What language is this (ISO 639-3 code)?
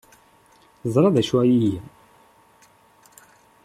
kab